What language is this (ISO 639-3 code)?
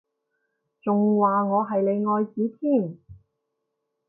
yue